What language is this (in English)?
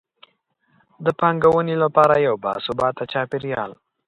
Pashto